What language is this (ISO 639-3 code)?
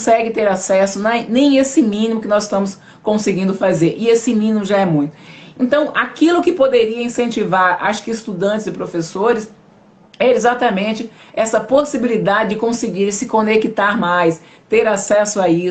por